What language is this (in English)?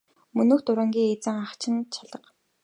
Mongolian